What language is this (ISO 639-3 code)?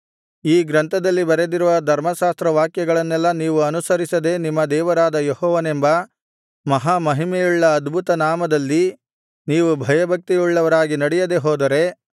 kan